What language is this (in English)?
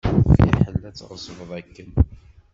Kabyle